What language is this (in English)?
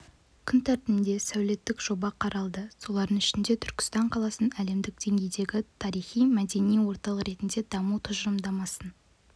Kazakh